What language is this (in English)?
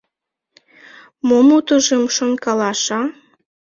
Mari